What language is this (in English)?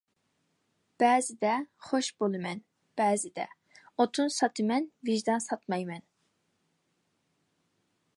Uyghur